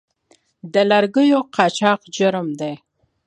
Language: Pashto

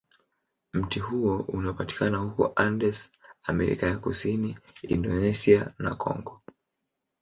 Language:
Swahili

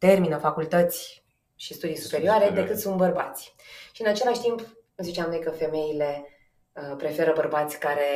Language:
Romanian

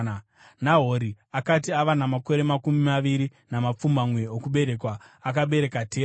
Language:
Shona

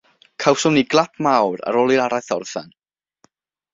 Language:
Welsh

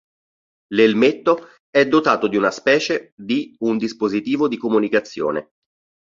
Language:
Italian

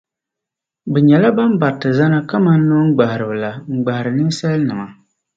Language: Dagbani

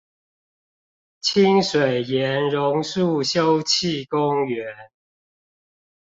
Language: Chinese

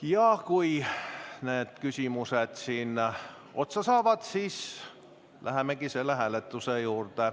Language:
Estonian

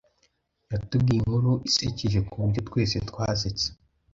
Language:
Kinyarwanda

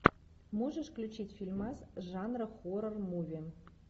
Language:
Russian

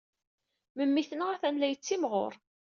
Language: Kabyle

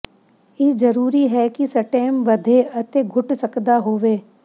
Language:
Punjabi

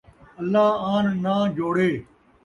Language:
Saraiki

